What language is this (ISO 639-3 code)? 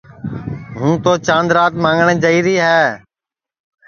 ssi